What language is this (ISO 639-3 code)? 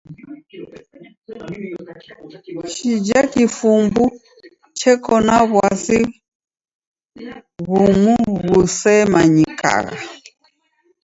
dav